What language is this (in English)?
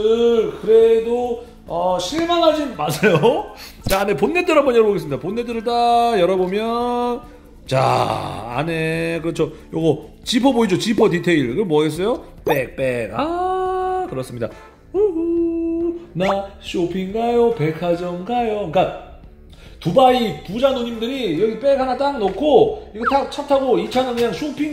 Korean